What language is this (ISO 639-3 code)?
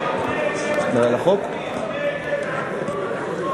heb